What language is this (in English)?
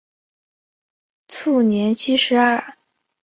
Chinese